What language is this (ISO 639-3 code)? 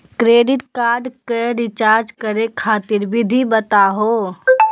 mag